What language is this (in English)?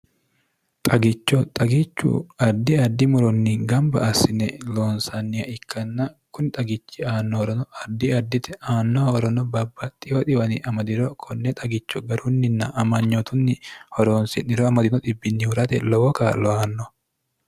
Sidamo